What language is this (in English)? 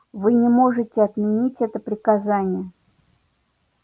Russian